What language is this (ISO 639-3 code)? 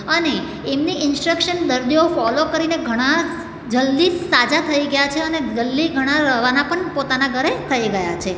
guj